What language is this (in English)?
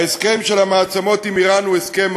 Hebrew